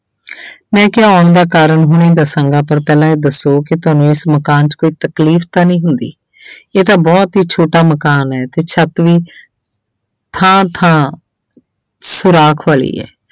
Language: Punjabi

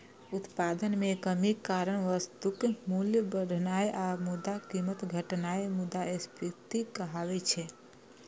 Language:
Maithili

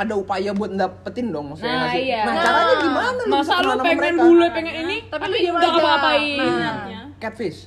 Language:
Indonesian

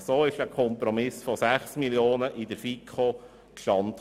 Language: Swiss German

